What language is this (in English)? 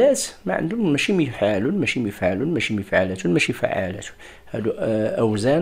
Arabic